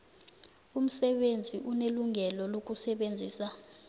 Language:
South Ndebele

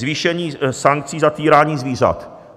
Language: Czech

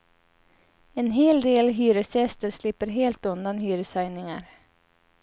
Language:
Swedish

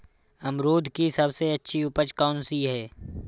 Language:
Hindi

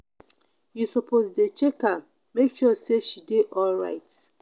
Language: Nigerian Pidgin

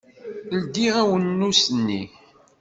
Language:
Kabyle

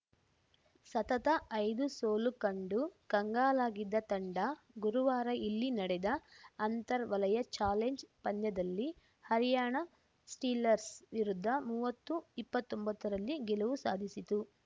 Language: Kannada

